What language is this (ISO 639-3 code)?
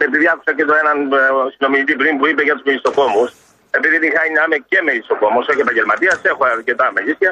ell